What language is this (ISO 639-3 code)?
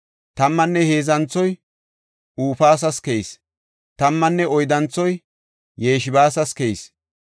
gof